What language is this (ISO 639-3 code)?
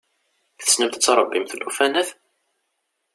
kab